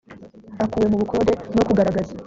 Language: Kinyarwanda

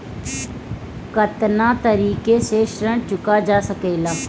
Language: Bhojpuri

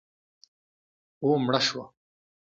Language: Pashto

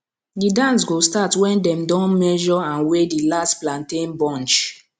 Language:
Nigerian Pidgin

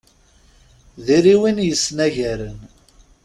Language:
Kabyle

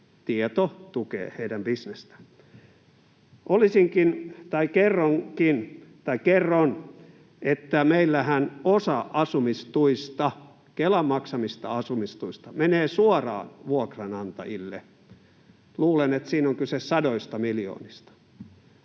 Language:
Finnish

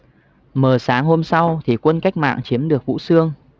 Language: Vietnamese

